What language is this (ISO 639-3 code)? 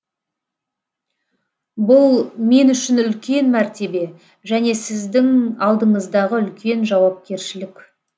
kaz